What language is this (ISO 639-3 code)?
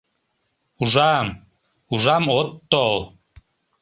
chm